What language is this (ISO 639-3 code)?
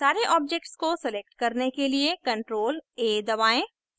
hin